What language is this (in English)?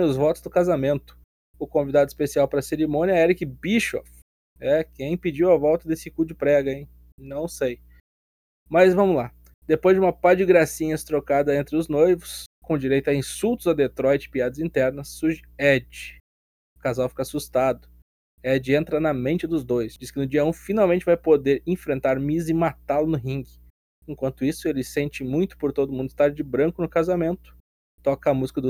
Portuguese